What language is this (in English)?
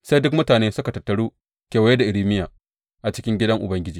Hausa